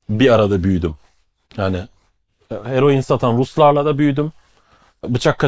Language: Turkish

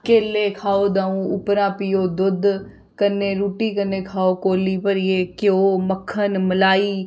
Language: Dogri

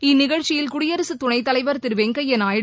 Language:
Tamil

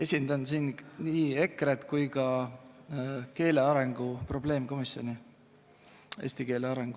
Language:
Estonian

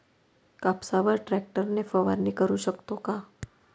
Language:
Marathi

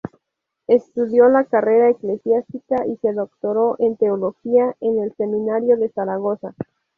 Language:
Spanish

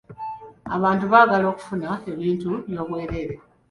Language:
Ganda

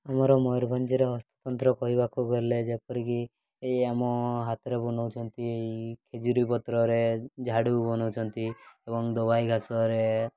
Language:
Odia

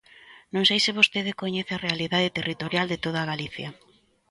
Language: Galician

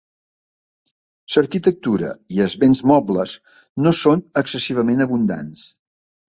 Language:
Catalan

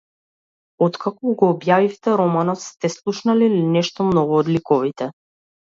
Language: Macedonian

